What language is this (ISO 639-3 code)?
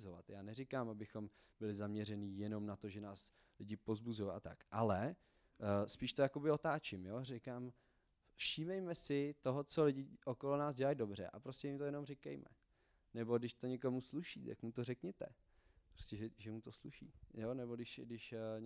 ces